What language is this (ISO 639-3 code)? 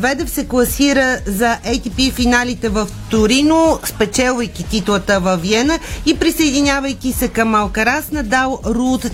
bul